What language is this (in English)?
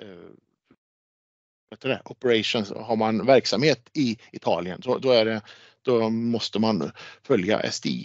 Swedish